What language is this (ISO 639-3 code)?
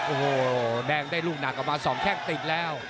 tha